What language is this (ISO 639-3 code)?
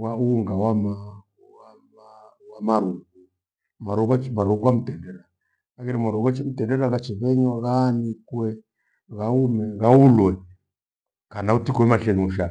gwe